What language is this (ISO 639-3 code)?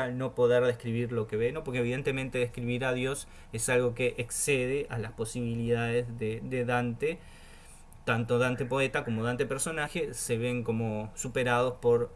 spa